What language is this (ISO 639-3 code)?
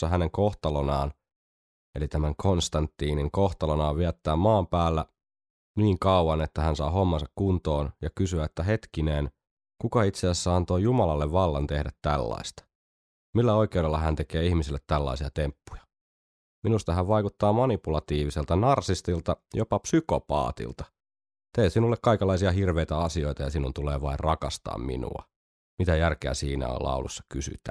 fin